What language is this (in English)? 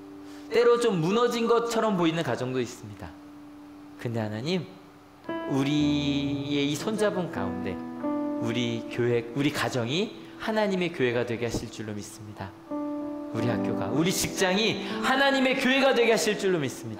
Korean